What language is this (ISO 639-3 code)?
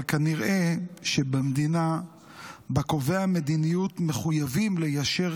heb